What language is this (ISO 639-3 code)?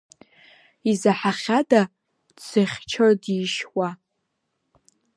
abk